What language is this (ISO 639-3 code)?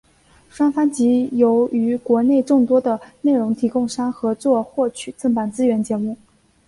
zho